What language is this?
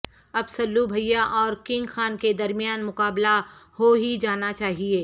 Urdu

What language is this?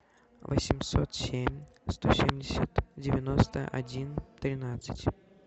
Russian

